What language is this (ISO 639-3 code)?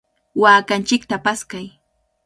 qvl